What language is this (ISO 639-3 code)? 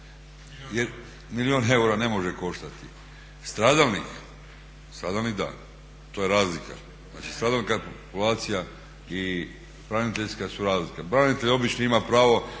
hrv